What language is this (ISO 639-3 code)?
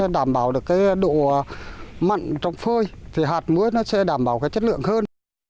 vie